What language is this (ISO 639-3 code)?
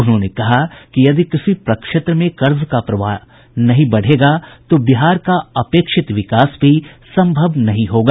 hin